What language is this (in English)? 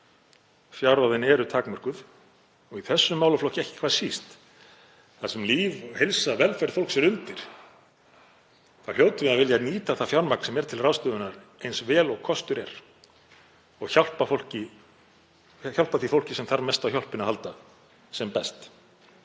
Icelandic